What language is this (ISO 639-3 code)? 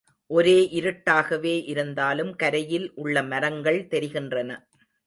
tam